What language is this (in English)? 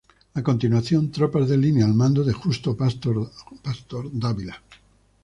Spanish